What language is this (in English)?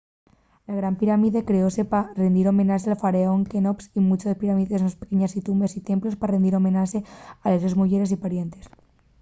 Asturian